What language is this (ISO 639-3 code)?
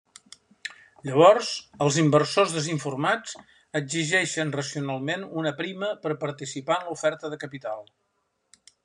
cat